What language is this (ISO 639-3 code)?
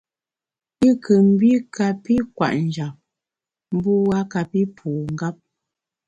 bax